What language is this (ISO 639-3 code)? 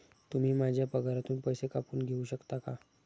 mar